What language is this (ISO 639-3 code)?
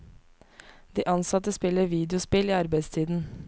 nor